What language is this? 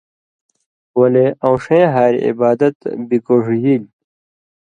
Indus Kohistani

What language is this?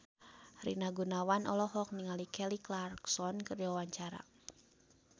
Sundanese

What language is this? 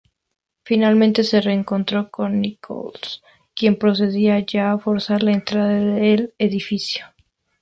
Spanish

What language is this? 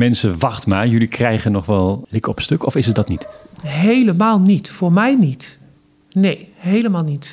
Dutch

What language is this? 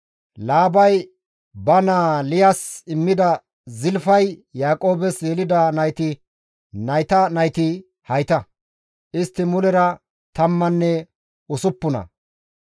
Gamo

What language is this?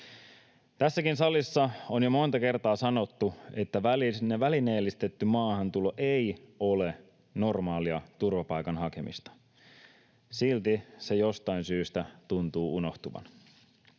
Finnish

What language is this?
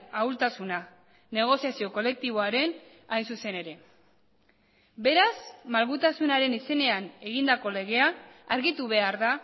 Basque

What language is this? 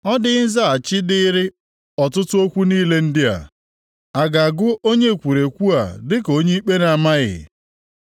Igbo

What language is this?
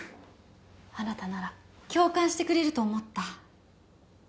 Japanese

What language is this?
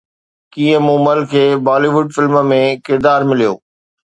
Sindhi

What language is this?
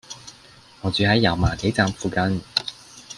Cantonese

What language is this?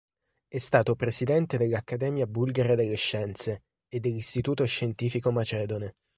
Italian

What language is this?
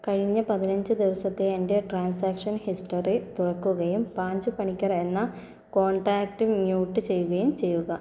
Malayalam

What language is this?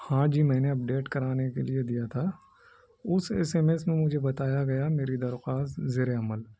Urdu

